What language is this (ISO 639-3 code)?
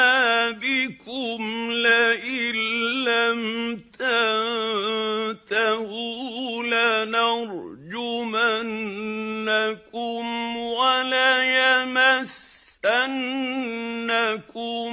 ara